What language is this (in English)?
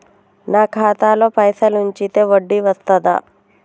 Telugu